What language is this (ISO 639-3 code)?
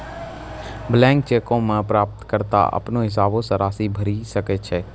mai